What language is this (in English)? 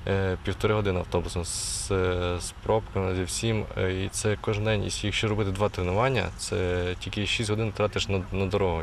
Ukrainian